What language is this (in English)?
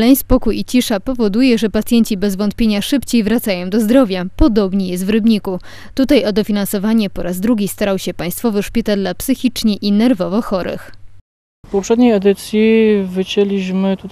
Polish